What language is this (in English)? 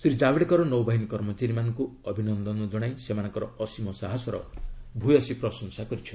Odia